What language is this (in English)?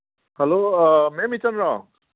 Manipuri